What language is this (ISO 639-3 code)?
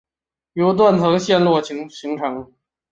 zho